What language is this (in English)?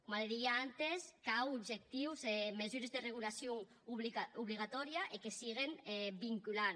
Catalan